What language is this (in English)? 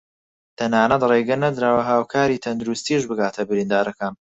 Central Kurdish